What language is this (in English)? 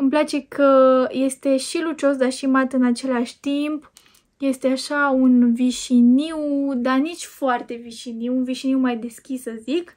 Romanian